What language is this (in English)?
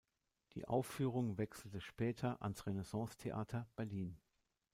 German